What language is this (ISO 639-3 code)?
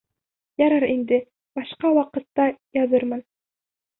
bak